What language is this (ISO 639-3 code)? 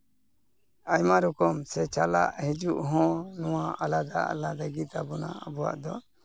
sat